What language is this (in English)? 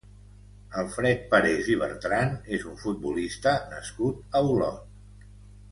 Catalan